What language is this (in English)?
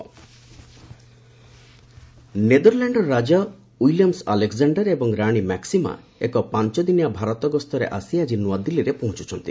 Odia